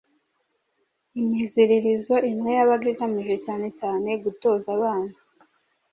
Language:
Kinyarwanda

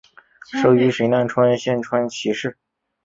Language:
Chinese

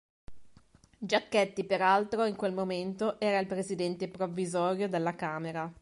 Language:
Italian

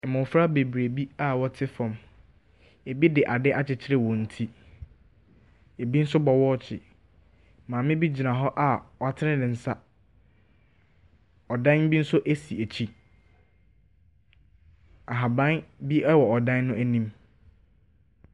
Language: Akan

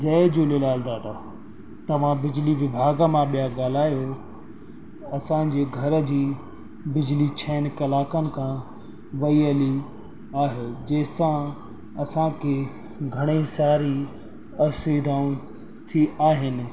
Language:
Sindhi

